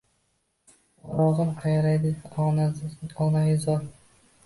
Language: Uzbek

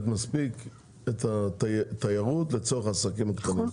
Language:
Hebrew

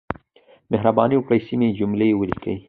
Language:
Pashto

